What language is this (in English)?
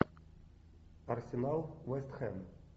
Russian